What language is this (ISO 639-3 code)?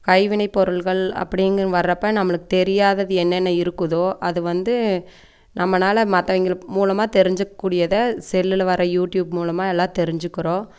tam